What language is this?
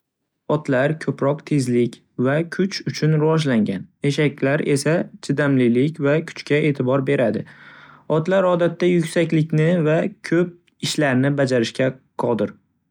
Uzbek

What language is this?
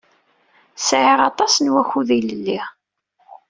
Kabyle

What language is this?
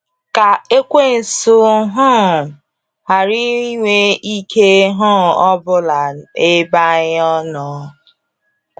Igbo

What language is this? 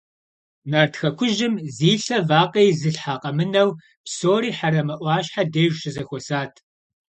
Kabardian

